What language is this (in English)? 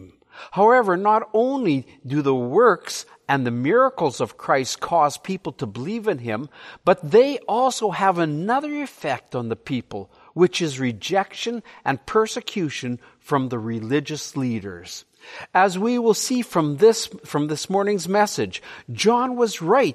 English